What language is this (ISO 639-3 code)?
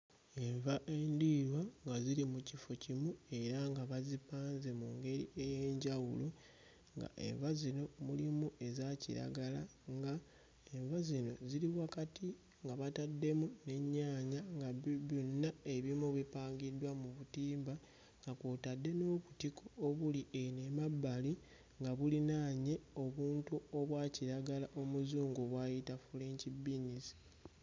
lug